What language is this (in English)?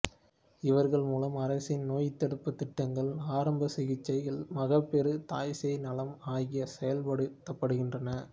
Tamil